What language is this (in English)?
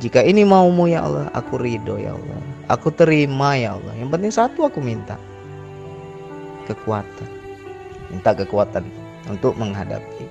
Indonesian